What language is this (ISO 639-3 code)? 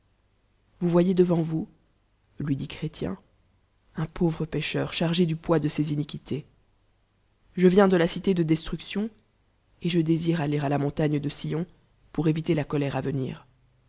fra